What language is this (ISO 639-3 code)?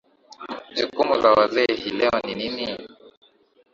swa